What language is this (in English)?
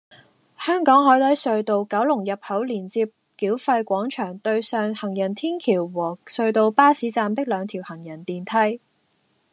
Cantonese